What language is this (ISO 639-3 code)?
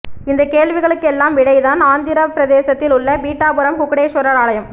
tam